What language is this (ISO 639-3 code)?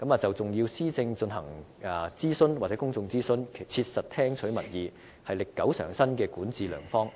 yue